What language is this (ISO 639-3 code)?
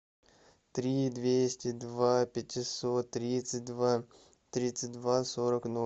rus